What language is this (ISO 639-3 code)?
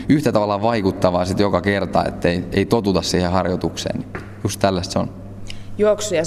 fin